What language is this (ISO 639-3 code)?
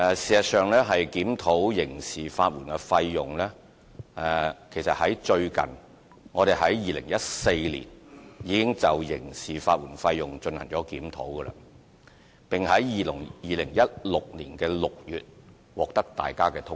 yue